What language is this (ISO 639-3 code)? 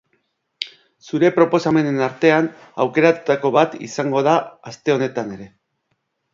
eus